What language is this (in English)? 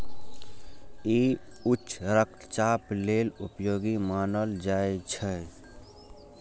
Maithili